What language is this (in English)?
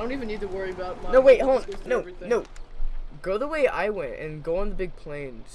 English